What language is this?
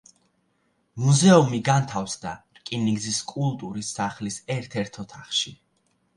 Georgian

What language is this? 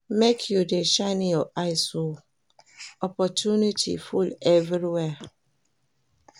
Nigerian Pidgin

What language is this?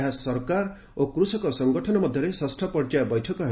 Odia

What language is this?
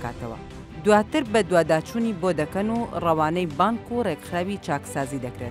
Arabic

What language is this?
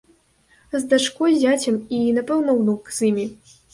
Belarusian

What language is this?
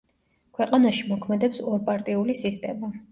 Georgian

